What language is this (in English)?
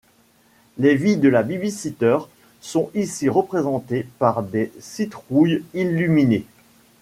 French